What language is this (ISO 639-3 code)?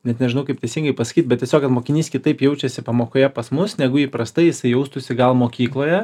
lit